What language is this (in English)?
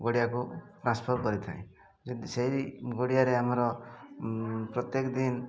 Odia